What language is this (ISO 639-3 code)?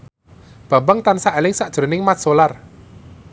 jav